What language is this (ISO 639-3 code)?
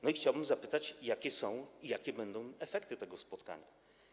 pol